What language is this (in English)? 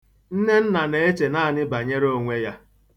Igbo